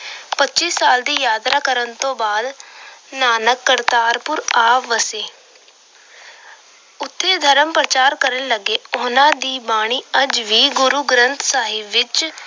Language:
Punjabi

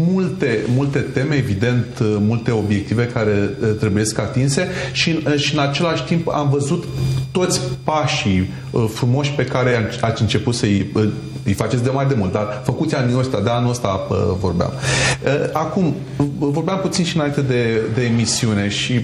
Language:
Romanian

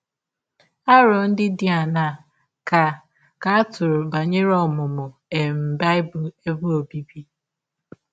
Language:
Igbo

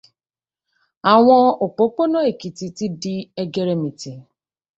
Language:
Yoruba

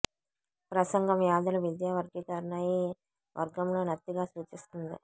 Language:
Telugu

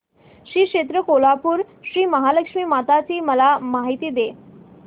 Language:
Marathi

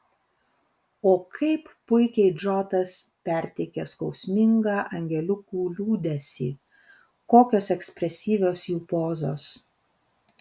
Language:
Lithuanian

